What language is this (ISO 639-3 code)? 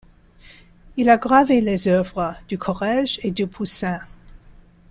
fra